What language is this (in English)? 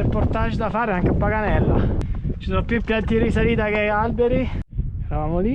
Italian